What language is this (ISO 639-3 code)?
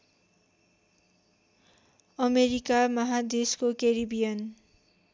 nep